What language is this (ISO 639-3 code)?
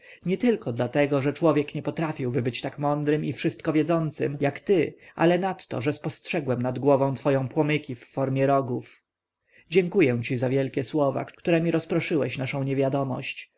pol